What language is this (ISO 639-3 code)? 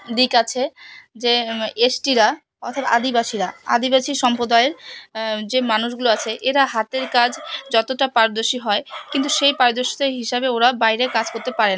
ben